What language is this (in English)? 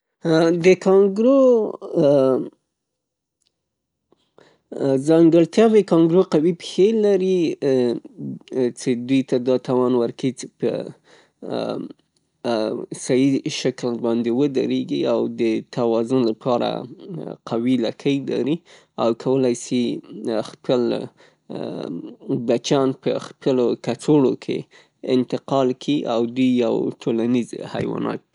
Pashto